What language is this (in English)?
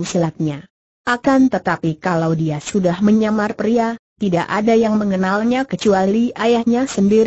Indonesian